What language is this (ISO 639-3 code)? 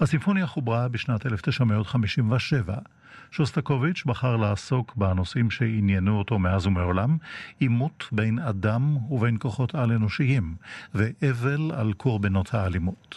heb